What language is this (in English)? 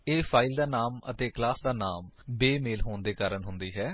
Punjabi